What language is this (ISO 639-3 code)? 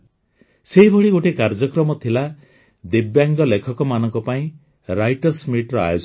ori